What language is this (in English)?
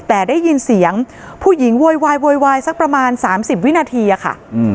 Thai